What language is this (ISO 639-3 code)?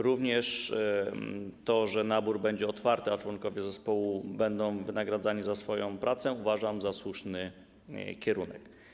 pol